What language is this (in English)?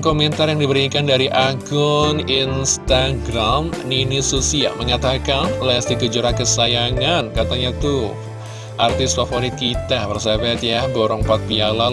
Indonesian